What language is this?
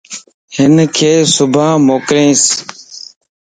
Lasi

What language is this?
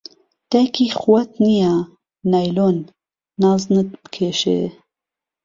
Central Kurdish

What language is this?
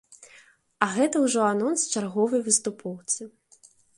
Belarusian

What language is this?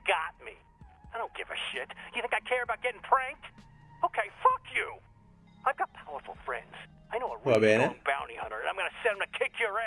Italian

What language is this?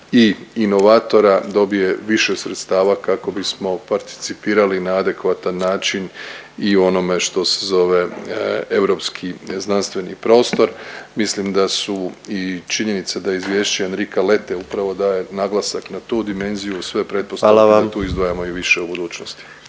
Croatian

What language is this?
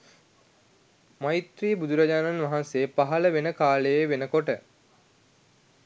Sinhala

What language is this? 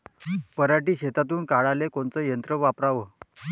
Marathi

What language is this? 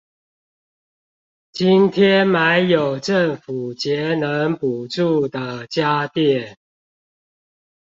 Chinese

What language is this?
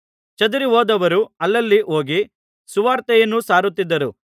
Kannada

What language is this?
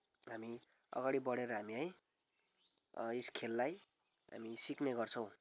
Nepali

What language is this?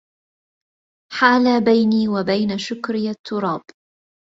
Arabic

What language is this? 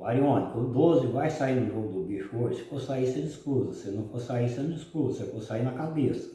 Portuguese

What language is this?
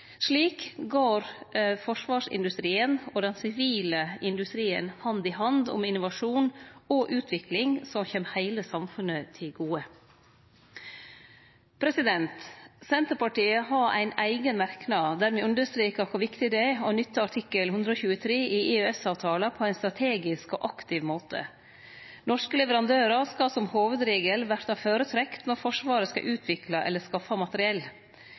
Norwegian Nynorsk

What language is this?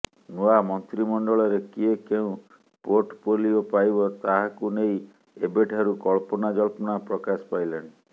Odia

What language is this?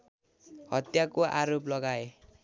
Nepali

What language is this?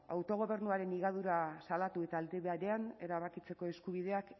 Basque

